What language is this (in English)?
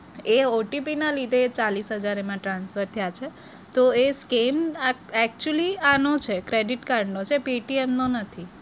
Gujarati